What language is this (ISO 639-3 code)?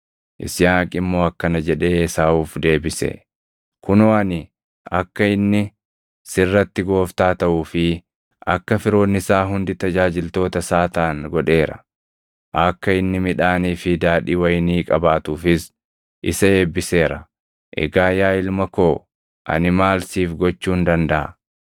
orm